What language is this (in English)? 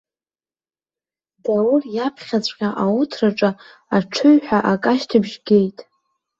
Abkhazian